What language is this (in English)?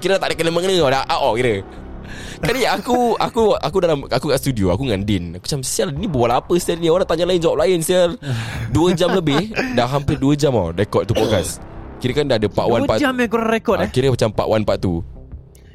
Malay